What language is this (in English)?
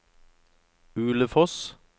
Norwegian